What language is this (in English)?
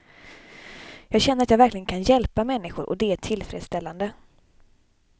Swedish